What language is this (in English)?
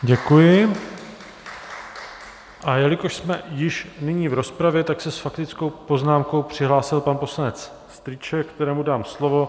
Czech